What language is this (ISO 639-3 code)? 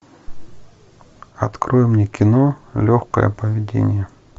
rus